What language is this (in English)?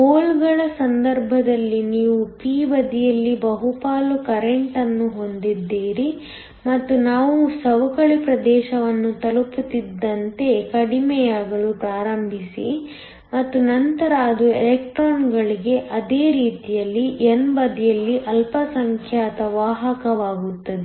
Kannada